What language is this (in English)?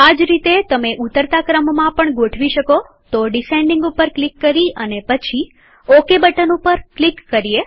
Gujarati